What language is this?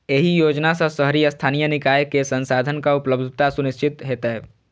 Maithili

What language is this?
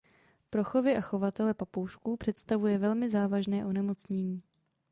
Czech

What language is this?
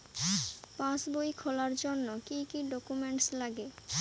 Bangla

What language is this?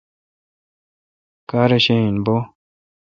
Kalkoti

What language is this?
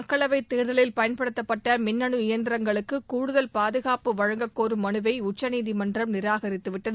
Tamil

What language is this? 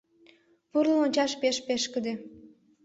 Mari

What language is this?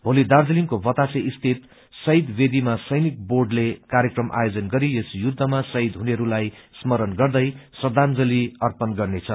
Nepali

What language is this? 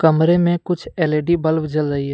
Hindi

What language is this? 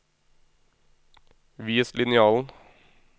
Norwegian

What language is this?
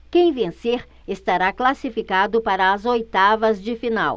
Portuguese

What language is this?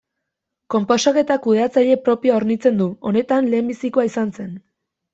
Basque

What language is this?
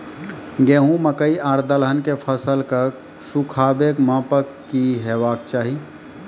Maithili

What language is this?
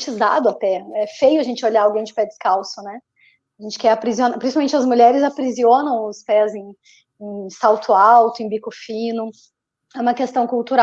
Portuguese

